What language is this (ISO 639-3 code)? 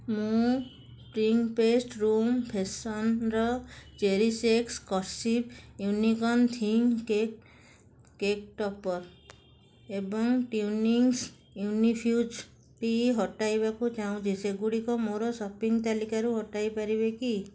ori